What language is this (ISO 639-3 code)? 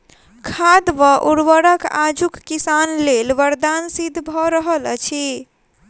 mai